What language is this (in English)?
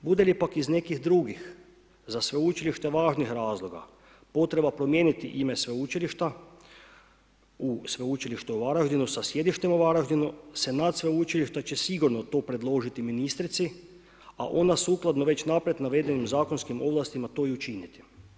Croatian